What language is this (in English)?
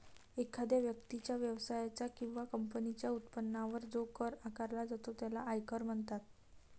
Marathi